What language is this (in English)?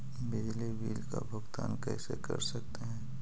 Magahi